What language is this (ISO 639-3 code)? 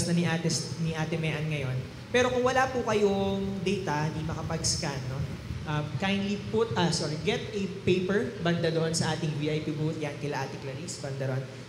fil